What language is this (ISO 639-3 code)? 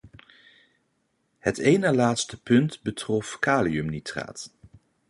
nld